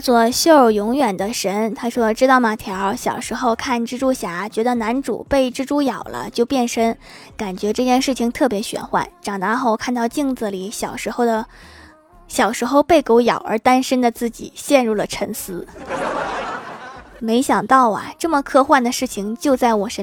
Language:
Chinese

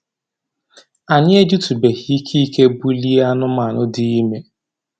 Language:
Igbo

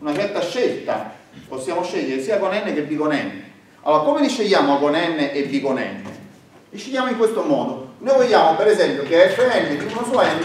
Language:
Italian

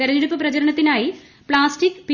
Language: Malayalam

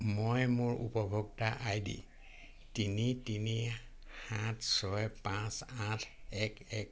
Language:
Assamese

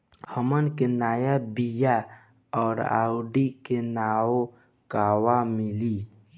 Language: Bhojpuri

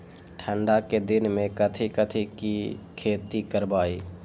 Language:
Magahi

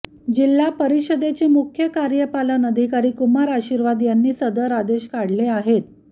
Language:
Marathi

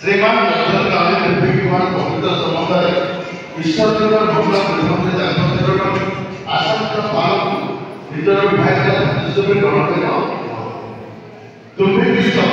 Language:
Marathi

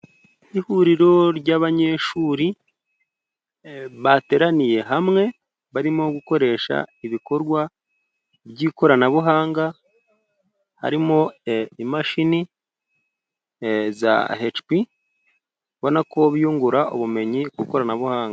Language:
Kinyarwanda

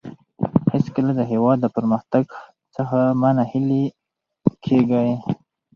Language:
Pashto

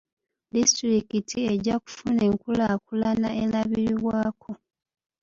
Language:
Ganda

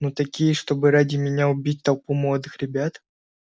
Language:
Russian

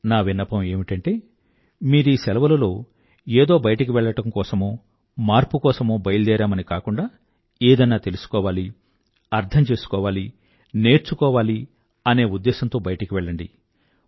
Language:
Telugu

